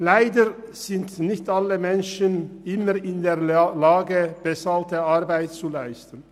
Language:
Swiss German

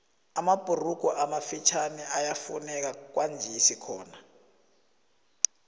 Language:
South Ndebele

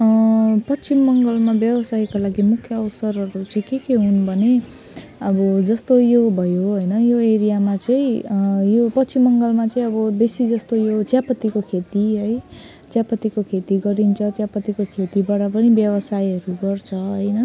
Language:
Nepali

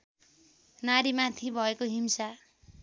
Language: Nepali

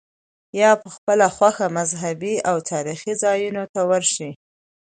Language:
Pashto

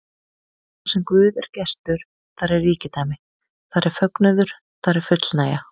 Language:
Icelandic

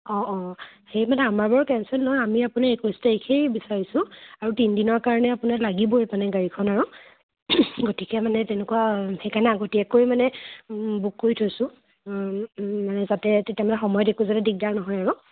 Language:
Assamese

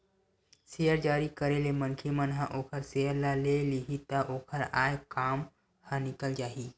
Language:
Chhattisgarhi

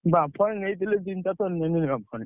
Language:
Odia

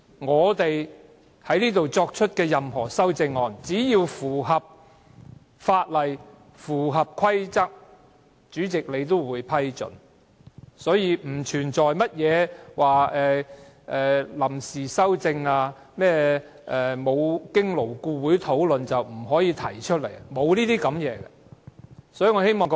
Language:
Cantonese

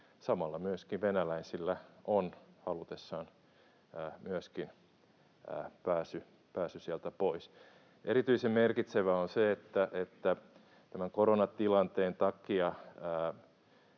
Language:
Finnish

